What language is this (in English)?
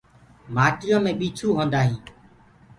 Gurgula